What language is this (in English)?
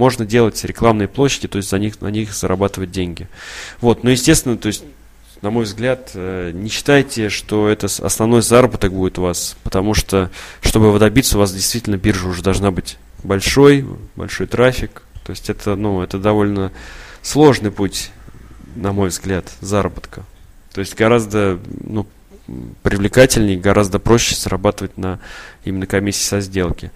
Russian